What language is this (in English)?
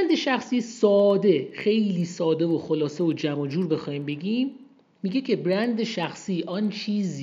Persian